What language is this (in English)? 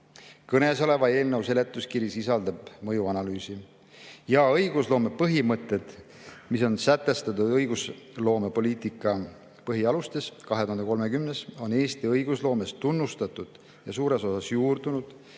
Estonian